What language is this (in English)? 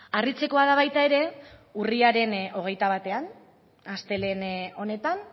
Basque